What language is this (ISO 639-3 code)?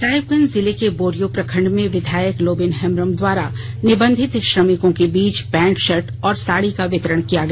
hin